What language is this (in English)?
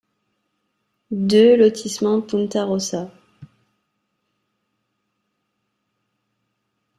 French